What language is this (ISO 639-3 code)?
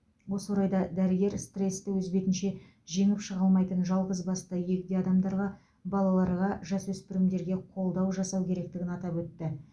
kaz